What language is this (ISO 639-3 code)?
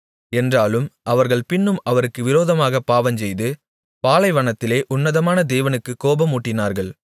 tam